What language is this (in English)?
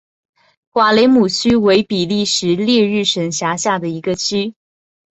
Chinese